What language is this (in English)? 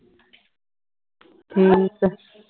Punjabi